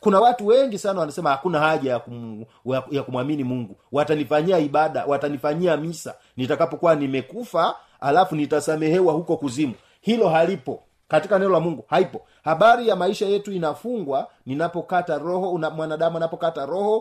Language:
Swahili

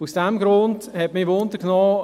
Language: Swiss German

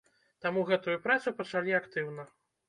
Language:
Belarusian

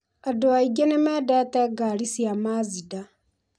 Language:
Kikuyu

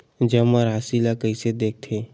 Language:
Chhattisgarhi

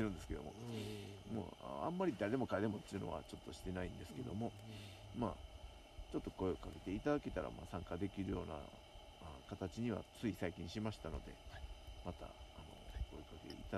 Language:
Japanese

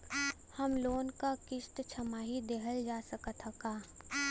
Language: Bhojpuri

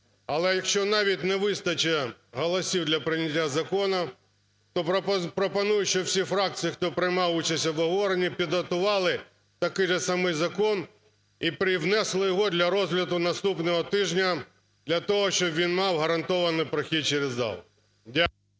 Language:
Ukrainian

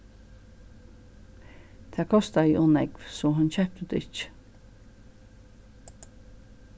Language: Faroese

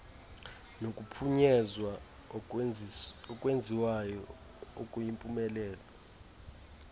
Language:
Xhosa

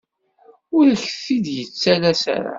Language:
Kabyle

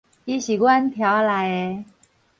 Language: Min Nan Chinese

